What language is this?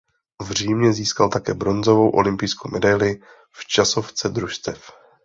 Czech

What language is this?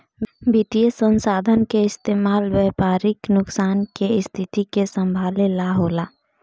Bhojpuri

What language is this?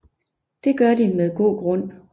Danish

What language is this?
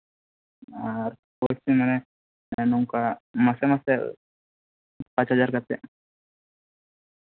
Santali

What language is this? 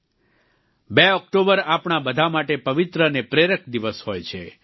Gujarati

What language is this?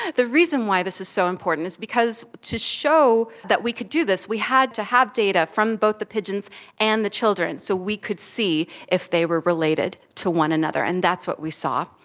English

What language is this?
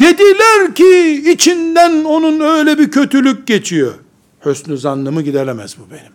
Turkish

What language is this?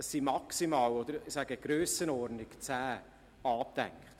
Swiss German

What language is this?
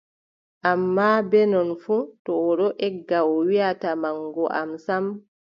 Adamawa Fulfulde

